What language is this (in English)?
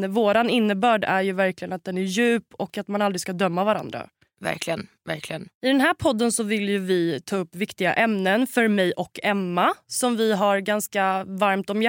Swedish